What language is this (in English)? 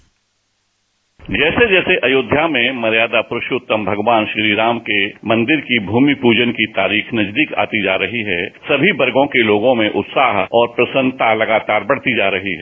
Hindi